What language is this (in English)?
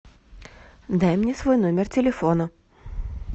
Russian